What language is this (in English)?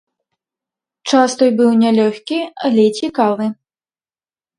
Belarusian